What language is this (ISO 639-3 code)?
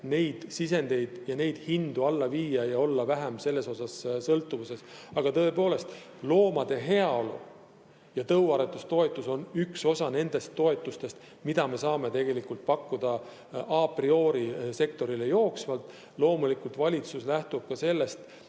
est